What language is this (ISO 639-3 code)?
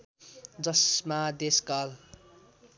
nep